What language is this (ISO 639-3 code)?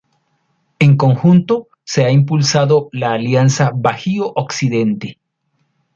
spa